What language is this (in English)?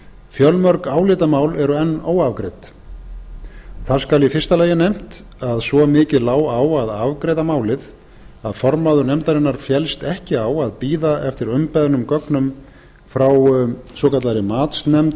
Icelandic